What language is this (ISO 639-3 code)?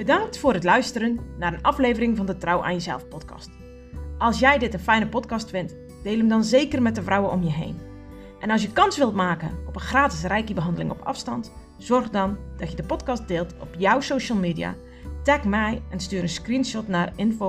nld